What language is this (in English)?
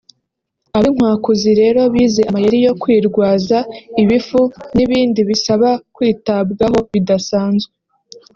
Kinyarwanda